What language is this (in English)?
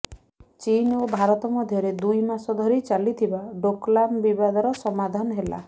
Odia